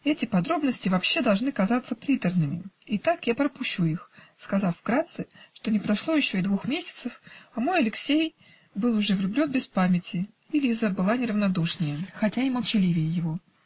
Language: Russian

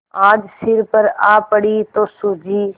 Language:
Hindi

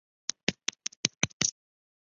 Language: Chinese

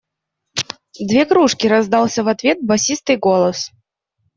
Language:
Russian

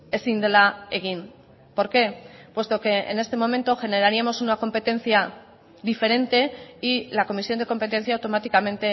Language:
Spanish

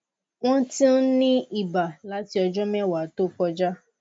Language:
Yoruba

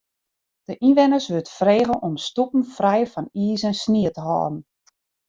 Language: Western Frisian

